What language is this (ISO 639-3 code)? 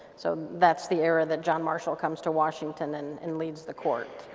eng